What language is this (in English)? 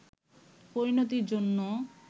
Bangla